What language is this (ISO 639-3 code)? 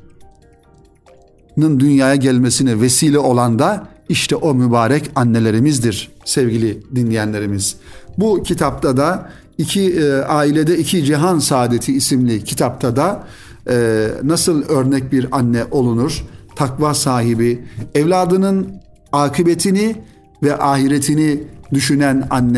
tur